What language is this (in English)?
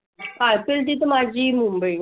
Marathi